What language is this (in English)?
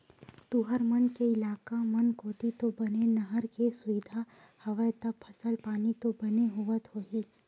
Chhattisgarhi